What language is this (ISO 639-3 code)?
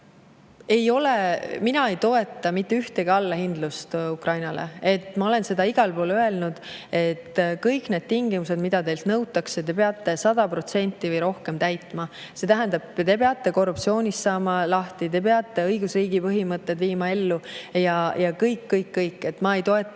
est